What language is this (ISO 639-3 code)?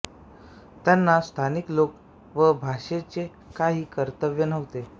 mar